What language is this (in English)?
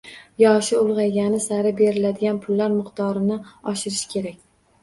Uzbek